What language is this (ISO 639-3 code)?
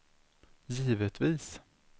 swe